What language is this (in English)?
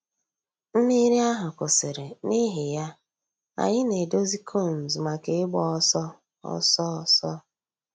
Igbo